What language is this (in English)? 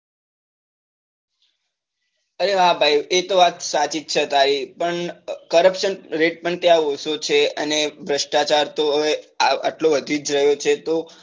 Gujarati